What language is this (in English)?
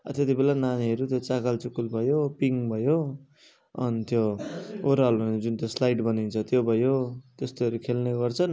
Nepali